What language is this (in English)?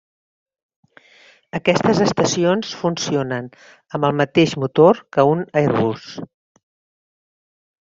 Catalan